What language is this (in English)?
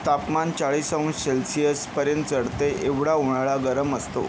Marathi